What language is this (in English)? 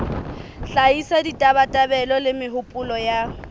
Southern Sotho